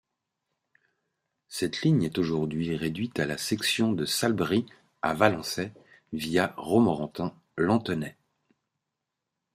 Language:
French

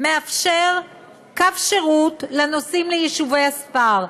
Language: Hebrew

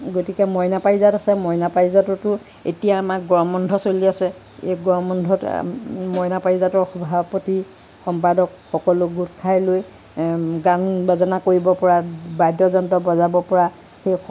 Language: Assamese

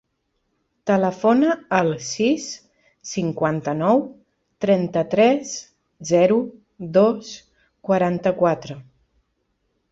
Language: Catalan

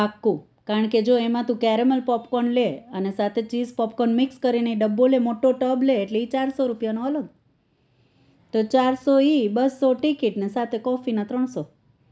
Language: Gujarati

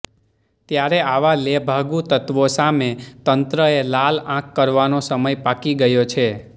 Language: Gujarati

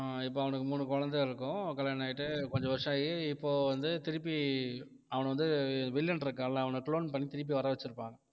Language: Tamil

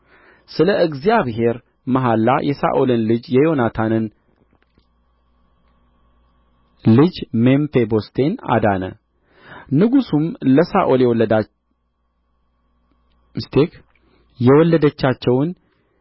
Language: Amharic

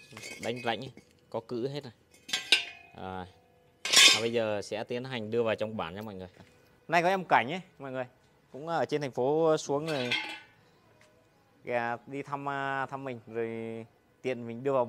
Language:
Vietnamese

